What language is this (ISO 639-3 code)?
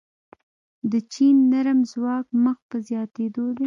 pus